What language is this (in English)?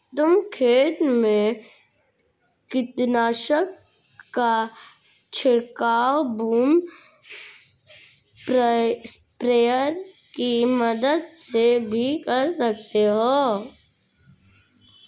Hindi